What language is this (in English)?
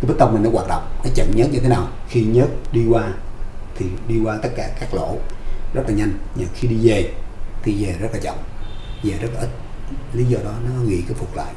Vietnamese